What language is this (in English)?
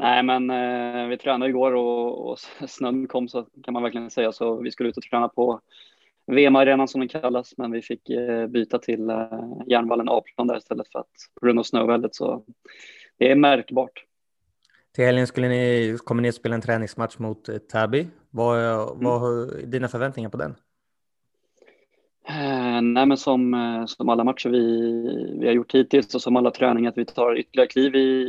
Swedish